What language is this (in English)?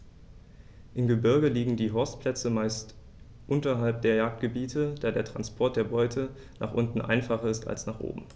German